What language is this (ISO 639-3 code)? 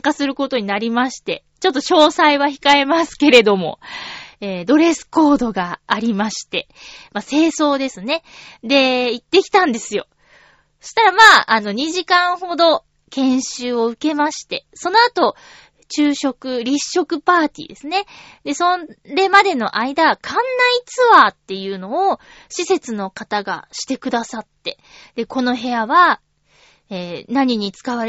jpn